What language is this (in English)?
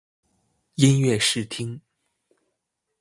Chinese